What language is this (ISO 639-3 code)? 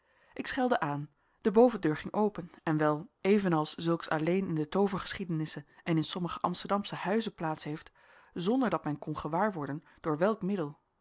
nld